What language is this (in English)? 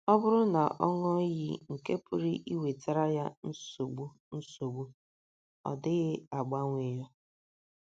Igbo